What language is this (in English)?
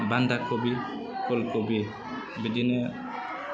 Bodo